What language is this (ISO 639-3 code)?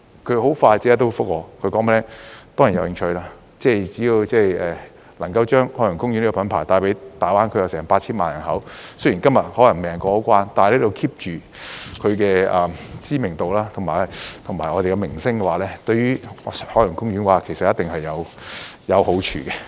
yue